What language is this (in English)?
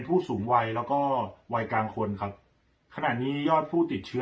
Thai